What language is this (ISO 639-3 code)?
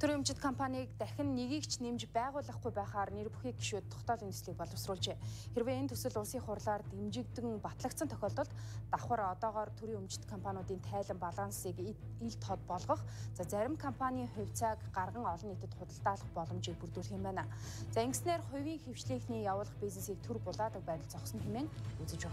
tur